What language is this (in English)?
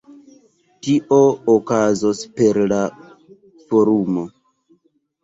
Esperanto